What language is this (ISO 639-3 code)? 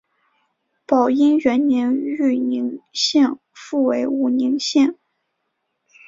zho